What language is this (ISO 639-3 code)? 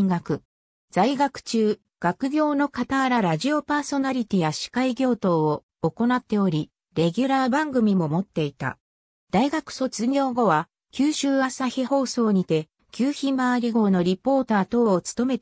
jpn